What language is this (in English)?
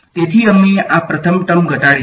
Gujarati